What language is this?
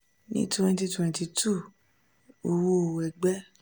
Yoruba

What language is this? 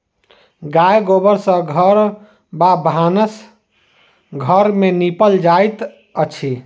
Maithili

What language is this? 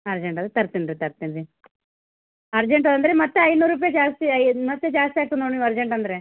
Kannada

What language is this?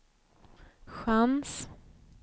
Swedish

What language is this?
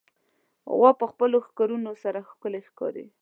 Pashto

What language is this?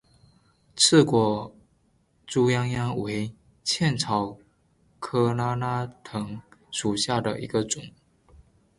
Chinese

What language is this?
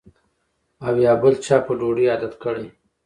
Pashto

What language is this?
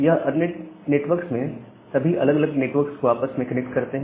Hindi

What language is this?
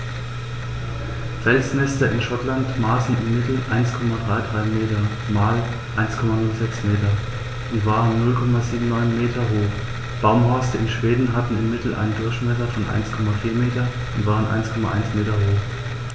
German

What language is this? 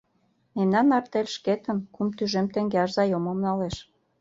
Mari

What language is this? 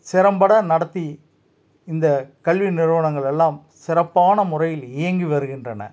Tamil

